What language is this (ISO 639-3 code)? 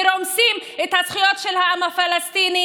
heb